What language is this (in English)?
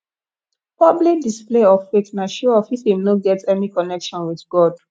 Nigerian Pidgin